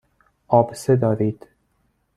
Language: Persian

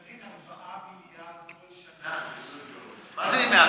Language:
Hebrew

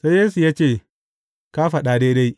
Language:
Hausa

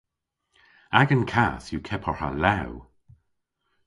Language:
Cornish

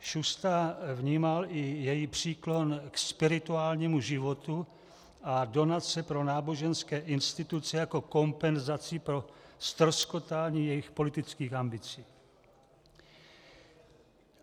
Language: Czech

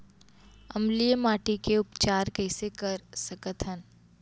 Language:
Chhattisgarhi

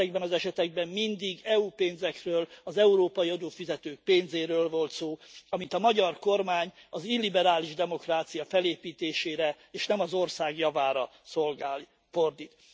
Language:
Hungarian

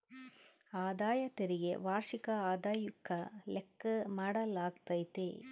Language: Kannada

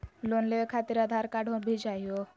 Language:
Magahi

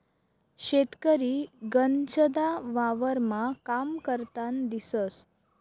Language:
Marathi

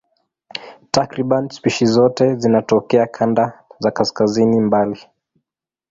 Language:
Swahili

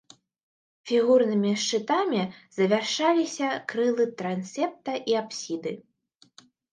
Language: Belarusian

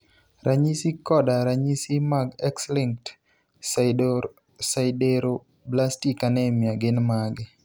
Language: Luo (Kenya and Tanzania)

